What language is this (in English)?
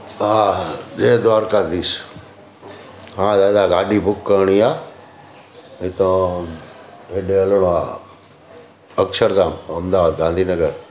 Sindhi